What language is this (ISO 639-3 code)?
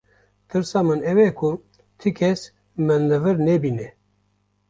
kur